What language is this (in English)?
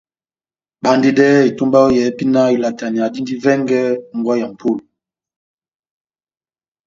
Batanga